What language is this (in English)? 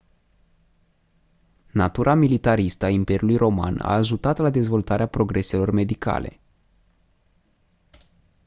Romanian